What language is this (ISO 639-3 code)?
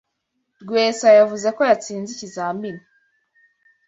kin